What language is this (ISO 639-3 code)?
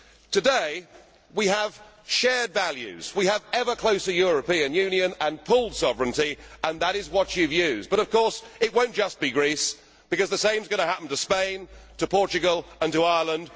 eng